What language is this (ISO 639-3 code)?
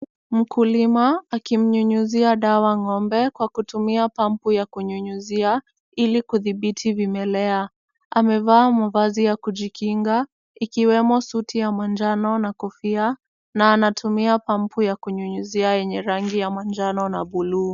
swa